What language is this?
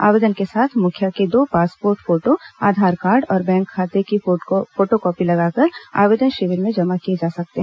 Hindi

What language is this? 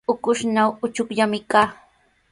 Sihuas Ancash Quechua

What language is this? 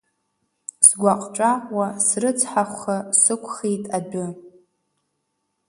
Abkhazian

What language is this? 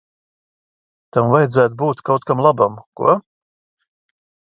Latvian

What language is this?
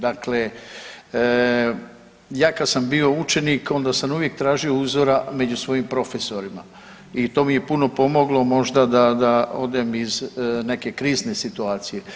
Croatian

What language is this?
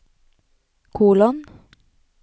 Norwegian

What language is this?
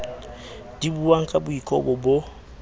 Southern Sotho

